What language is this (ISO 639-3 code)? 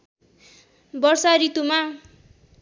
nep